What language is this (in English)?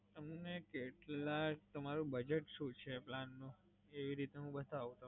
Gujarati